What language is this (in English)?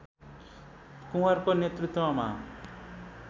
Nepali